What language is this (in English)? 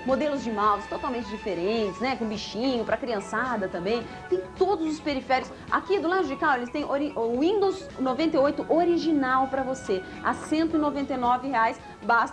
Portuguese